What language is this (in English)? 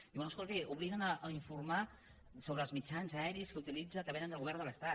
Catalan